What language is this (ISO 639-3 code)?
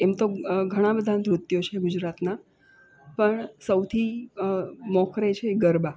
guj